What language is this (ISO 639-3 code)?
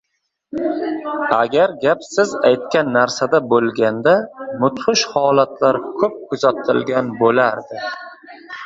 uzb